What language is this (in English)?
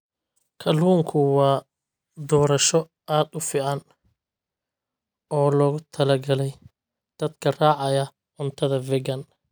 Somali